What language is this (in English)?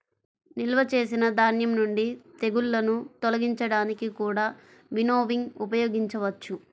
Telugu